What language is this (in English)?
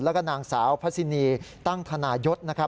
Thai